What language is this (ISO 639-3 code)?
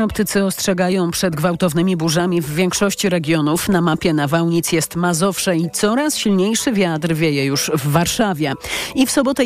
pol